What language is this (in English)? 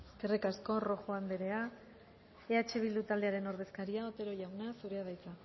Basque